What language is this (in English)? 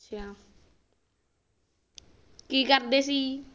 Punjabi